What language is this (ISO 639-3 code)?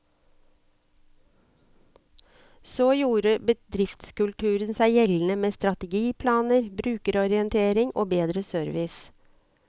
nor